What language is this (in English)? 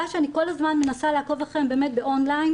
Hebrew